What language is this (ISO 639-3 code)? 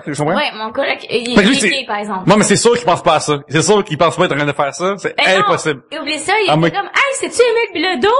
fra